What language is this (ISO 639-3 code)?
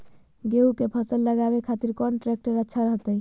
mag